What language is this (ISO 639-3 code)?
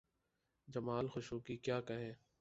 urd